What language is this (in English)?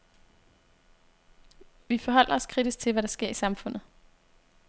Danish